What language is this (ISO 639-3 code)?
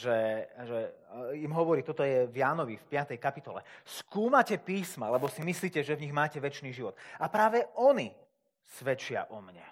slk